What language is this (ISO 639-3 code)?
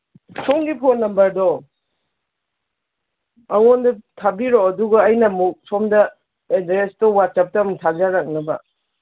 mni